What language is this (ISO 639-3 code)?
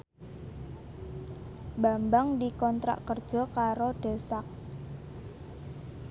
jav